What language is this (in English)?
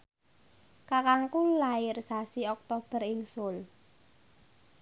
Javanese